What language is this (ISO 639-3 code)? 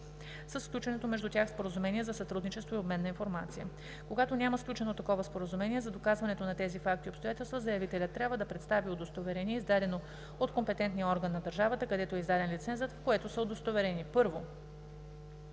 bul